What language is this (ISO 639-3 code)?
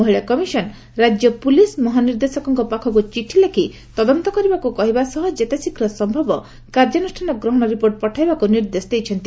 ori